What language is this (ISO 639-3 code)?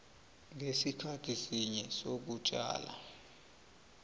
nbl